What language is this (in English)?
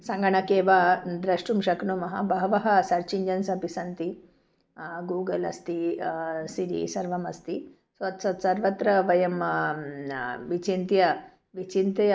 Sanskrit